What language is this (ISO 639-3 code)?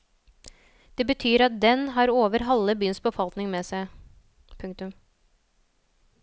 nor